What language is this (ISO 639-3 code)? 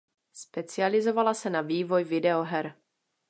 ces